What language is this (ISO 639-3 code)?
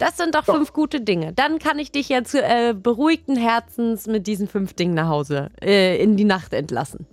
deu